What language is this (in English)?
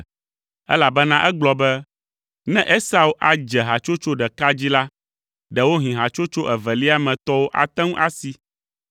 Ewe